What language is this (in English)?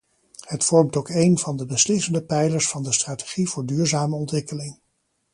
Dutch